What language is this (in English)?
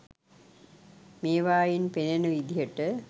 Sinhala